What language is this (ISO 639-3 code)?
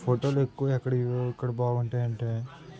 tel